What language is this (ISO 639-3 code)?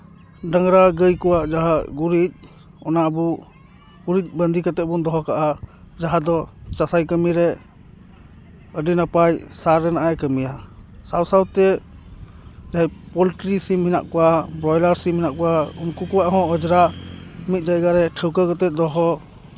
sat